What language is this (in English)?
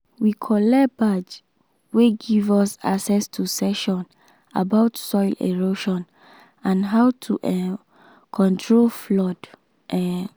Nigerian Pidgin